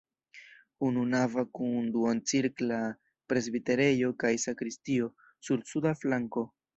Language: Esperanto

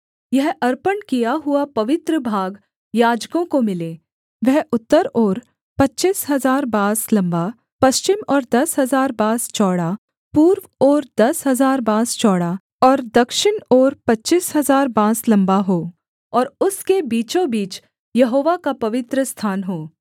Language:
Hindi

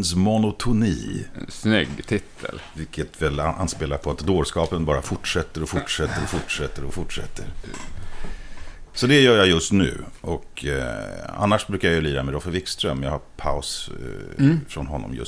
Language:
Swedish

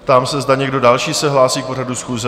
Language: Czech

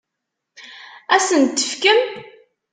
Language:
Kabyle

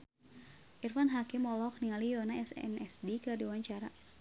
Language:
Sundanese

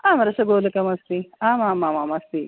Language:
Sanskrit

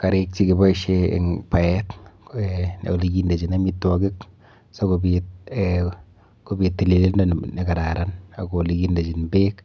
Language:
Kalenjin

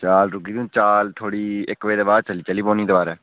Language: Dogri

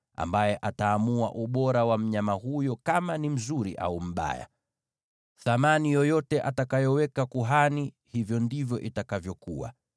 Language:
Swahili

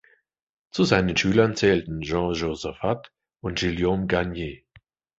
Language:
German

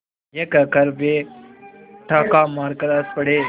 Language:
Hindi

